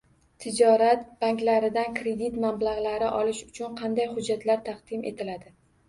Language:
Uzbek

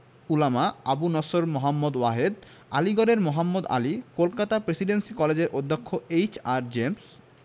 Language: Bangla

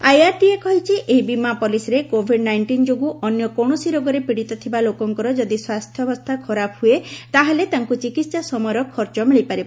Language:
Odia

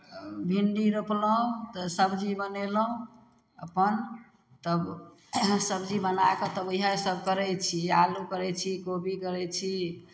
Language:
Maithili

